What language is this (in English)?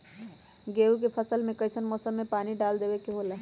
Magahi